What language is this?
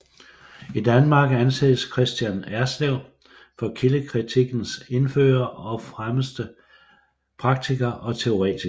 Danish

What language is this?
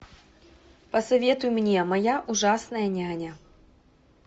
Russian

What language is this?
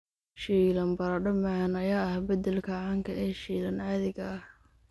Somali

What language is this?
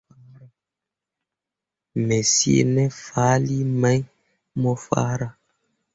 Mundang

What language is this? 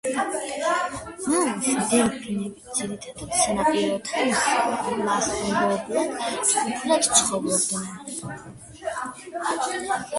Georgian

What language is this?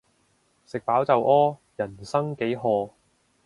Cantonese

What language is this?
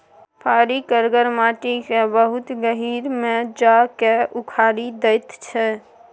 Maithili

